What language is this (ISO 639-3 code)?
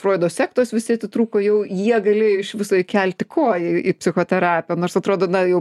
lit